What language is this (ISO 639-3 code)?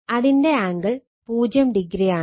mal